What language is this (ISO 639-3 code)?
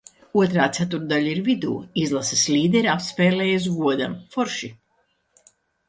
lav